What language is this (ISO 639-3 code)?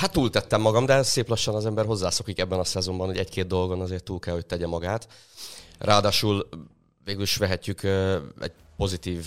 hun